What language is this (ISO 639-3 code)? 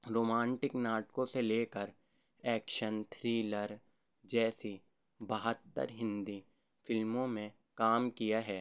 urd